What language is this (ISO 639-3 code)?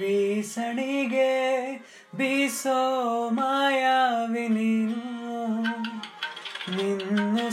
kan